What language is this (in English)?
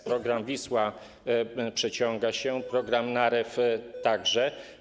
Polish